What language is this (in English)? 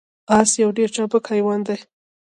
Pashto